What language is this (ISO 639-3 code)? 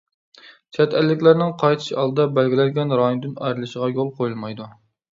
uig